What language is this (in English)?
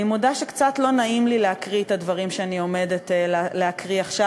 Hebrew